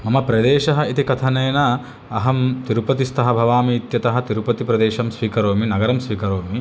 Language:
Sanskrit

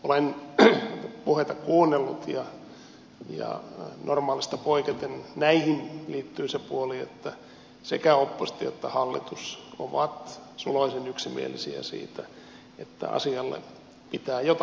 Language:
Finnish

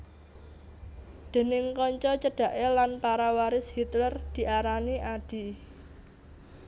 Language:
Javanese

